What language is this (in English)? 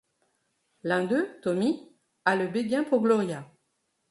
French